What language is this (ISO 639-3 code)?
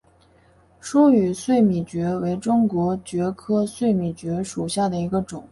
zho